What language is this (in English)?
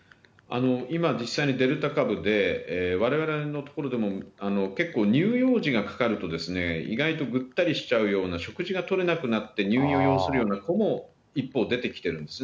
Japanese